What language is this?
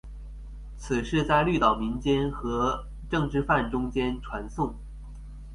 Chinese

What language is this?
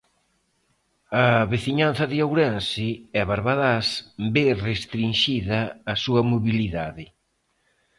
Galician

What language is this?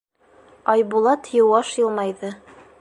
Bashkir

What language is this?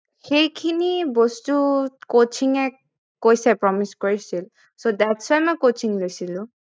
Assamese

